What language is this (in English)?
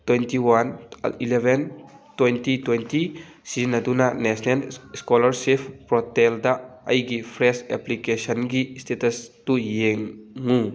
Manipuri